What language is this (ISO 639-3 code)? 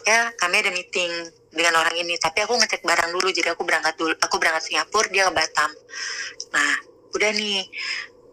ind